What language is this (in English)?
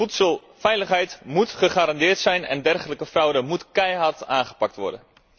Dutch